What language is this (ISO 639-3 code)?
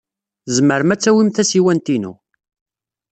kab